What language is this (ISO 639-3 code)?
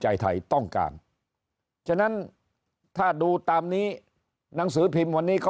tha